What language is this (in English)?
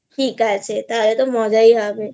Bangla